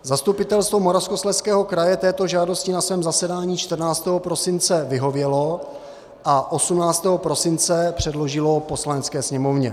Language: Czech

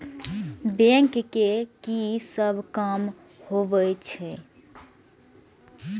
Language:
Maithili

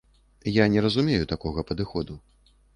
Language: Belarusian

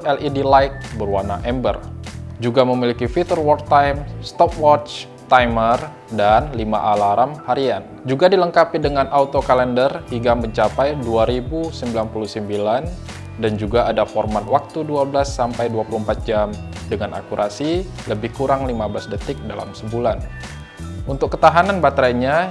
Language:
Indonesian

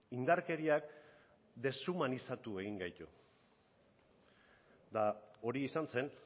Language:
Basque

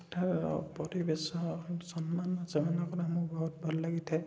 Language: Odia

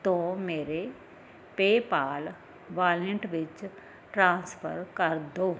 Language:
Punjabi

